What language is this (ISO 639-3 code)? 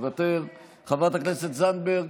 heb